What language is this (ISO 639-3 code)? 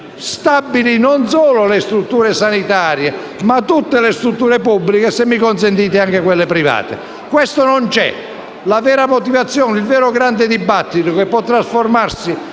ita